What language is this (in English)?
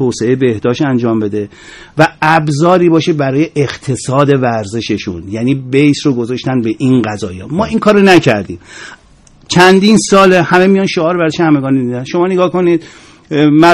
Persian